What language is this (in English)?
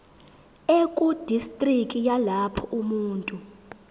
Zulu